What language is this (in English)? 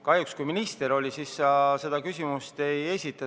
Estonian